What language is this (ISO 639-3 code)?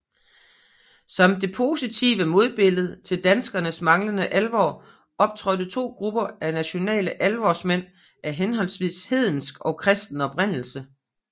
dan